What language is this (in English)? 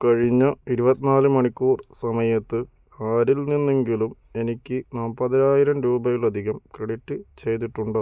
Malayalam